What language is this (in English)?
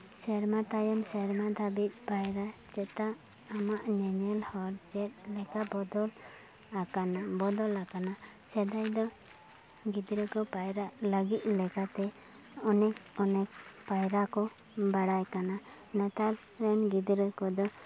Santali